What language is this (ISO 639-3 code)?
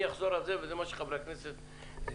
heb